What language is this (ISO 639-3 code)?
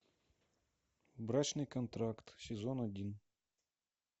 rus